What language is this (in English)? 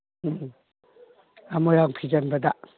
Manipuri